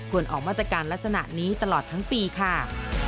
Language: Thai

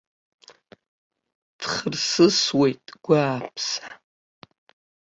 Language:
Abkhazian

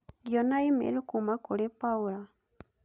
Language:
Kikuyu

